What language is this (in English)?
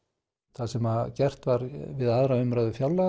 Icelandic